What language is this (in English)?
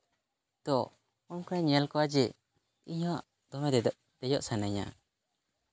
Santali